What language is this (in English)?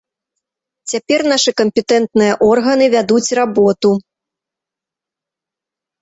Belarusian